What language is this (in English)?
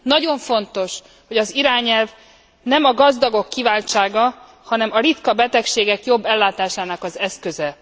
Hungarian